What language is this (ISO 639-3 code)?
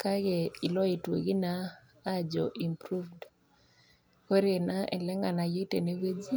mas